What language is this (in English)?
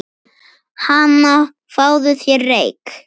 Icelandic